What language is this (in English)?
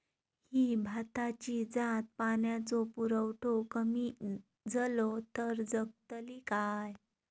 Marathi